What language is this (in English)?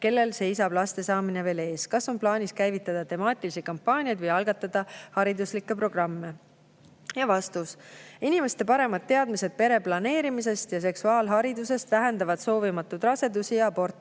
Estonian